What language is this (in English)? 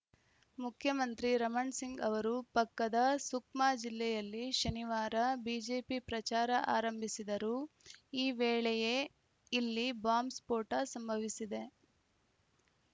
Kannada